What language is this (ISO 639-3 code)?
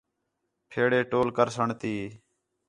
xhe